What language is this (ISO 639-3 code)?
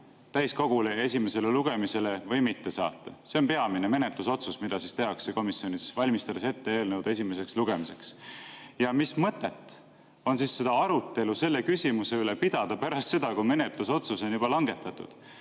est